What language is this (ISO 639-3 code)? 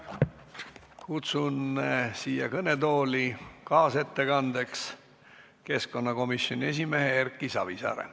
est